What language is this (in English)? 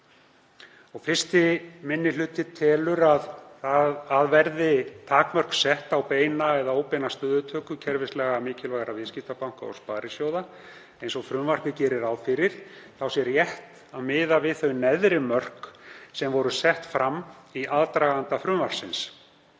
Icelandic